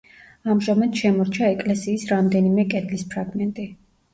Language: Georgian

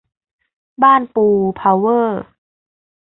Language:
Thai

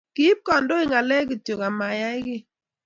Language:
Kalenjin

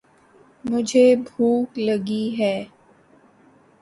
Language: Urdu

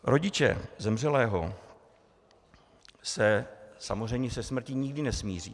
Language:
Czech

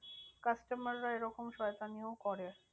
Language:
Bangla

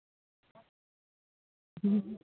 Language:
Santali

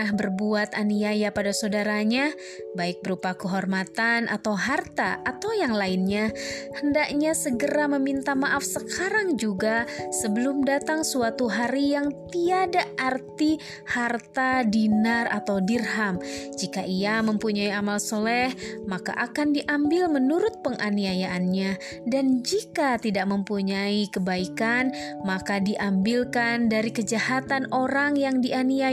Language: Indonesian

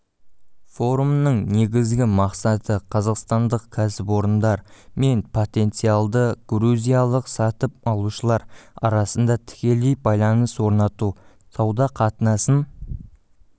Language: Kazakh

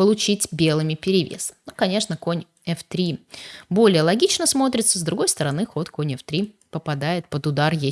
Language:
Russian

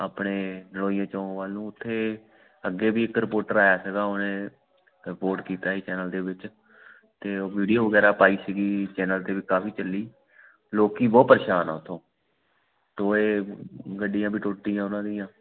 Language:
Punjabi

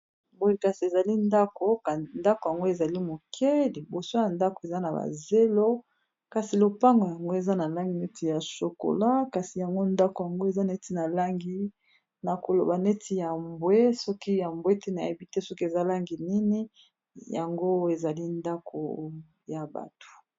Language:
Lingala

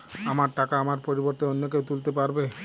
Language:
Bangla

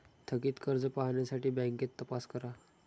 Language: Marathi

